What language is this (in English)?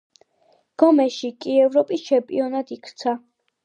Georgian